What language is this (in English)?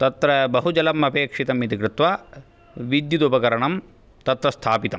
Sanskrit